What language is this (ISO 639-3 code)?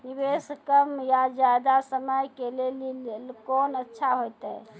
mai